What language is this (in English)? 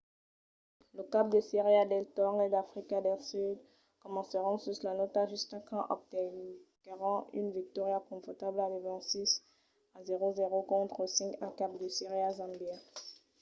Occitan